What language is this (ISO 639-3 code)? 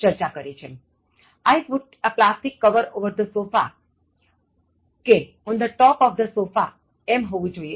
guj